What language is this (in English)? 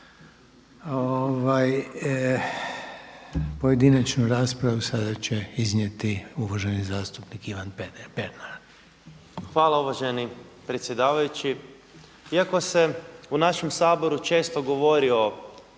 Croatian